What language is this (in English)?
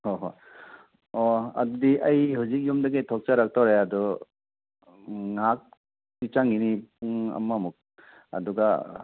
Manipuri